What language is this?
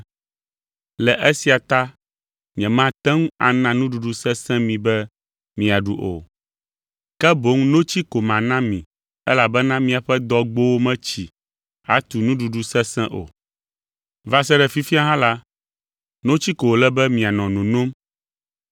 Ewe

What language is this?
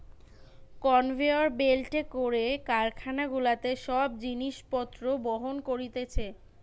Bangla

